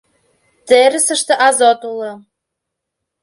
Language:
Mari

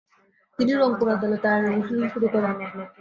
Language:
Bangla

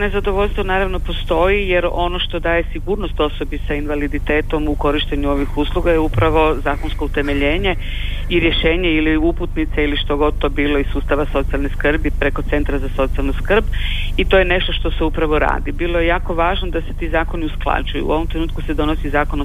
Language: Croatian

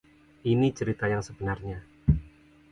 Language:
Indonesian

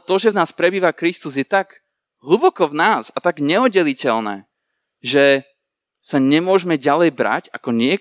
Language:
Slovak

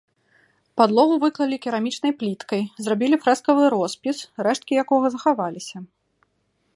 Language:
Belarusian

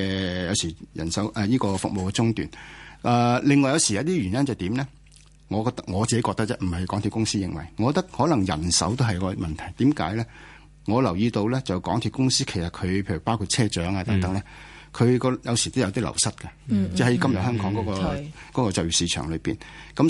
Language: Chinese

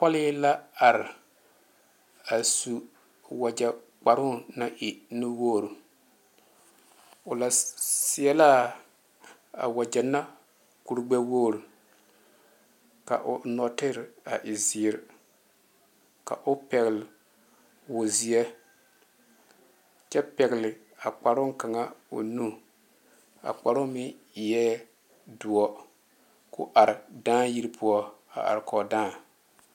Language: Southern Dagaare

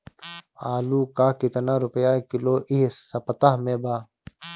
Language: Bhojpuri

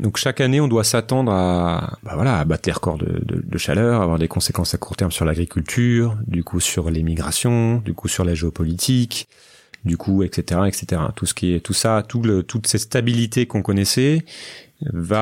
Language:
French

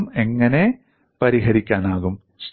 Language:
Malayalam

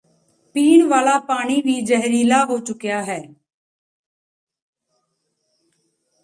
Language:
Punjabi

